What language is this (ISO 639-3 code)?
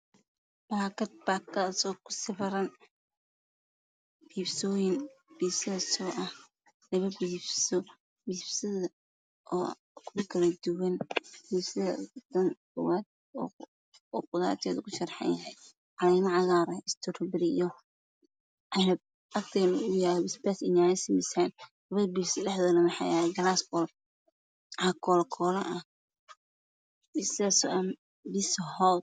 som